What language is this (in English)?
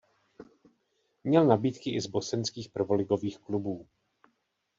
Czech